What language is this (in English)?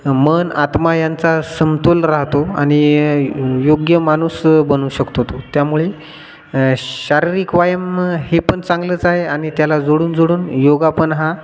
Marathi